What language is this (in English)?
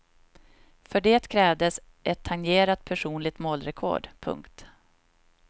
Swedish